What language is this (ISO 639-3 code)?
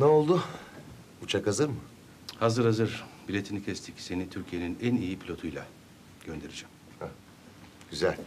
tur